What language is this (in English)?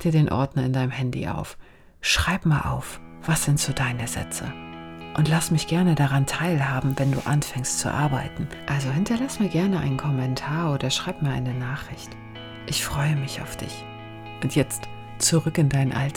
German